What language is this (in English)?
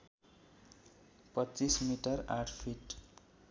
Nepali